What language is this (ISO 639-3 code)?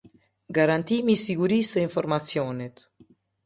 sqi